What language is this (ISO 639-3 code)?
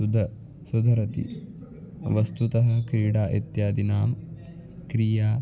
san